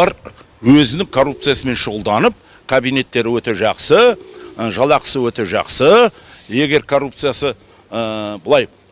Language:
Kazakh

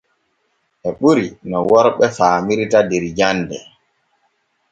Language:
Borgu Fulfulde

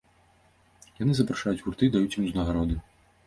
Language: Belarusian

